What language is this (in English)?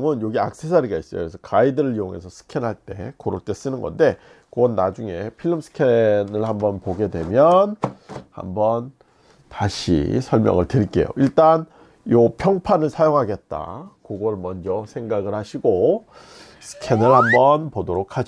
Korean